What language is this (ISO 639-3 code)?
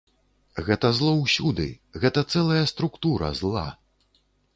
bel